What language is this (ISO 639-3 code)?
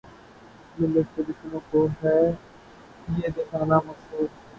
urd